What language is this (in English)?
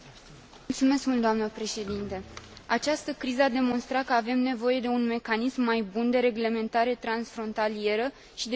Romanian